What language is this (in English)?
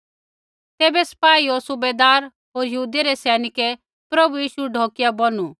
Kullu Pahari